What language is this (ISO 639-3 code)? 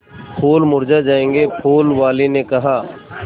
hin